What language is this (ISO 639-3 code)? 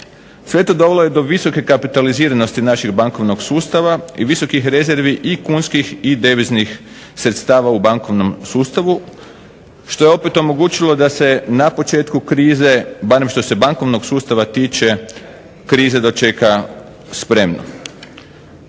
hrv